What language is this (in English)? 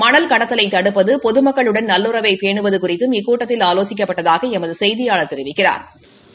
Tamil